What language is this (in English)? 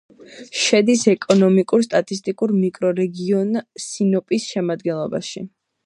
Georgian